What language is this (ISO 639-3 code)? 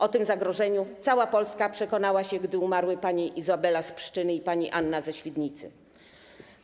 pol